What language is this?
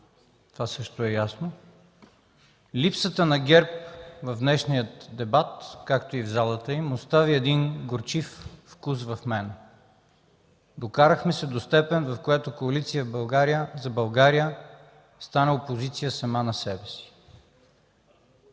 Bulgarian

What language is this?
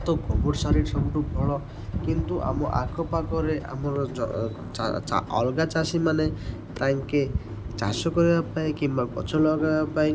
Odia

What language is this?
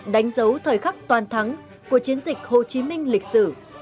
Vietnamese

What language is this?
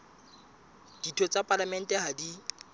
Southern Sotho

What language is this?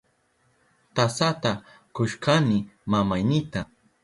Southern Pastaza Quechua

